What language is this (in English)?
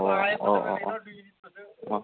Bodo